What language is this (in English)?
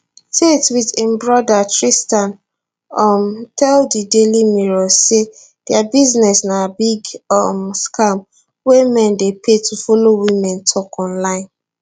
Nigerian Pidgin